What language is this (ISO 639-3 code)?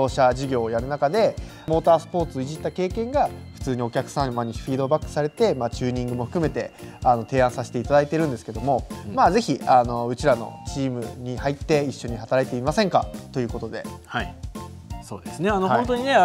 jpn